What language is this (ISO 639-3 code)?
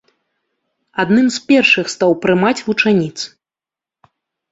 bel